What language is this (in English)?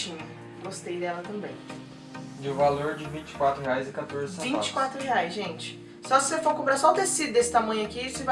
Portuguese